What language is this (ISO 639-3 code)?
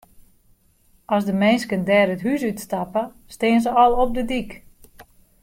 fry